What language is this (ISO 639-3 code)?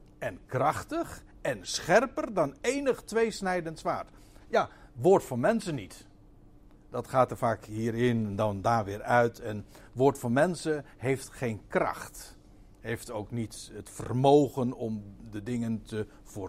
nld